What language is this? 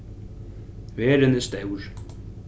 Faroese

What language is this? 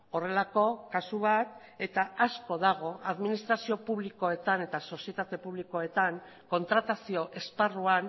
Basque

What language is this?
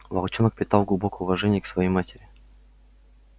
Russian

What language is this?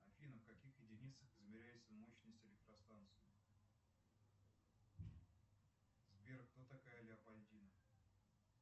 Russian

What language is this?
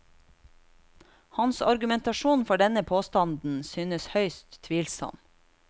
Norwegian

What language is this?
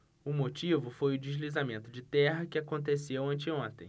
Portuguese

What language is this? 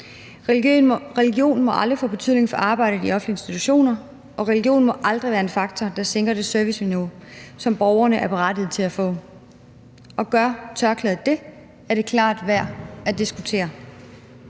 Danish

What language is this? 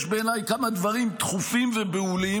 Hebrew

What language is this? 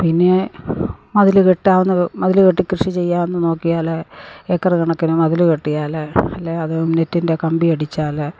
Malayalam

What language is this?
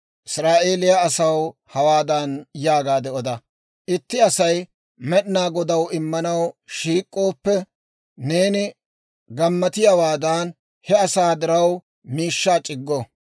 Dawro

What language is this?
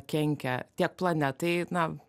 Lithuanian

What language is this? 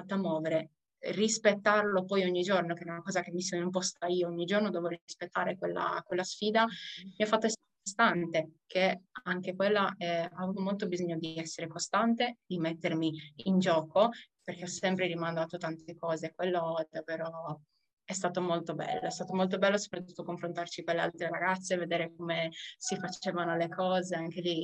Italian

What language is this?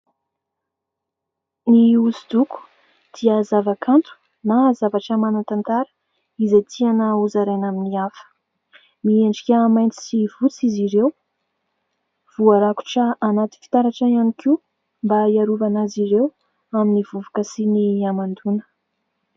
Malagasy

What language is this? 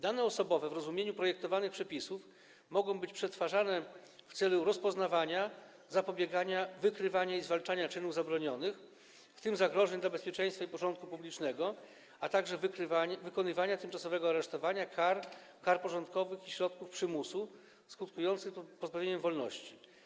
Polish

